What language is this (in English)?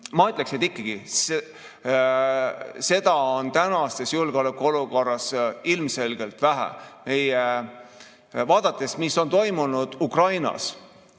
Estonian